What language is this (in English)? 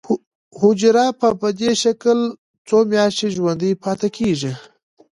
Pashto